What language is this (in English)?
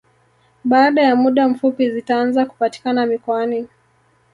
Swahili